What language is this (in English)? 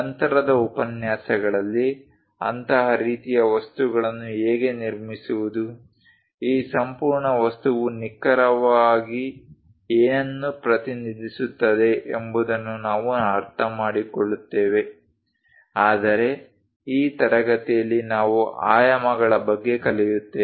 Kannada